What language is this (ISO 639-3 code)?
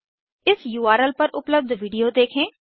hin